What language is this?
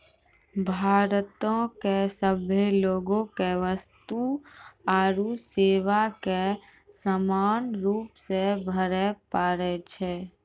Maithili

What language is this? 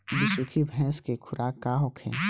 Bhojpuri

